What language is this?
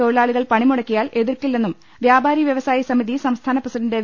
Malayalam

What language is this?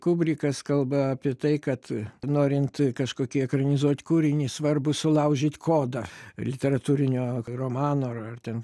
Lithuanian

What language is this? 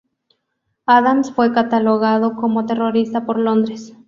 Spanish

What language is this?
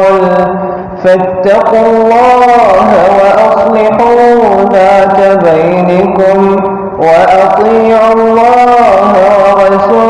Arabic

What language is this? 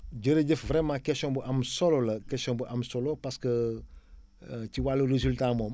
Wolof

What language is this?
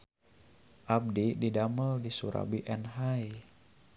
Sundanese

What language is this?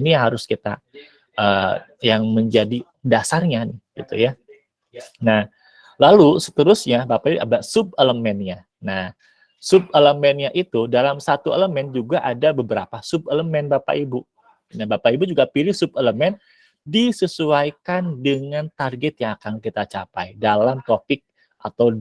Indonesian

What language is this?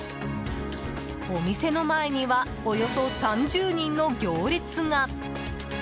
Japanese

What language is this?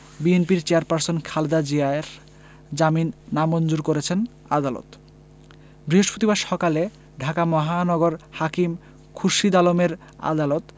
Bangla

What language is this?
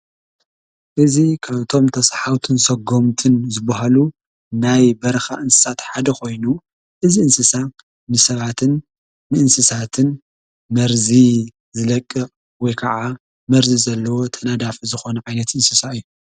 Tigrinya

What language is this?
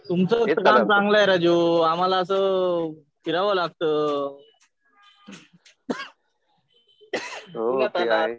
Marathi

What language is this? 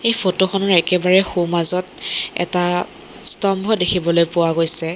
Assamese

